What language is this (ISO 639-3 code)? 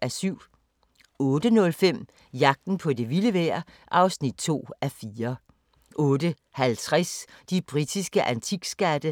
dan